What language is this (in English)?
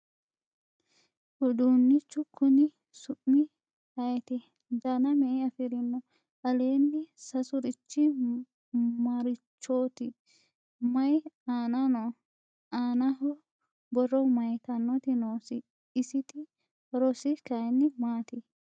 Sidamo